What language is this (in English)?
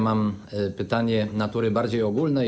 Polish